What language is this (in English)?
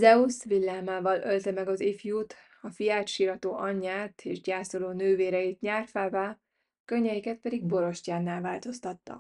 Hungarian